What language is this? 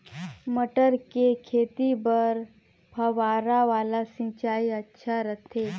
Chhattisgarhi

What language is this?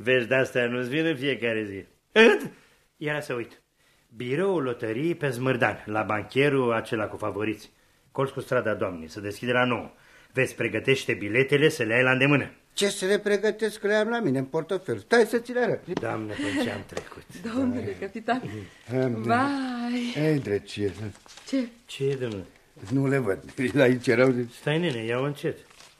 Romanian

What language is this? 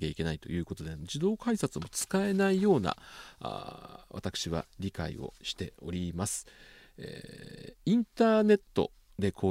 Japanese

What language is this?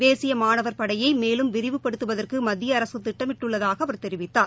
Tamil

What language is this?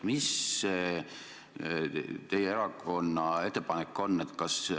Estonian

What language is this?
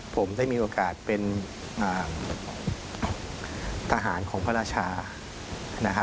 Thai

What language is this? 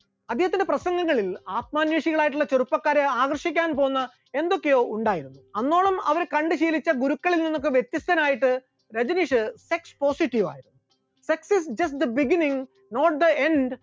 Malayalam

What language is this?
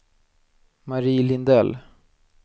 Swedish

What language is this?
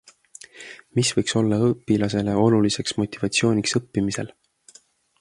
Estonian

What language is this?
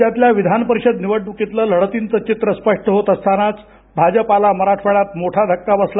Marathi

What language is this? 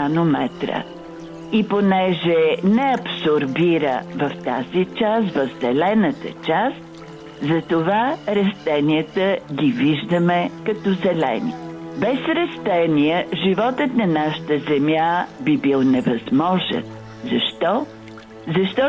Bulgarian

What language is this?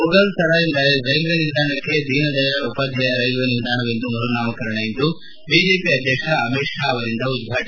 Kannada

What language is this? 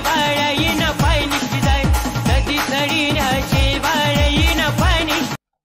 Hindi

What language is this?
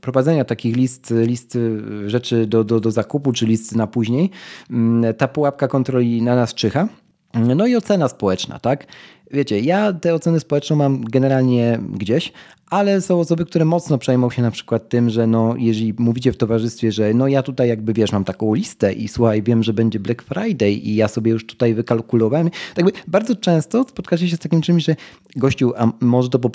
Polish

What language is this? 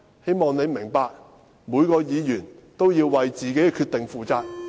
Cantonese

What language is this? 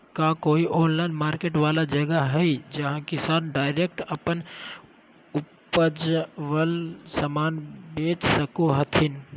Magahi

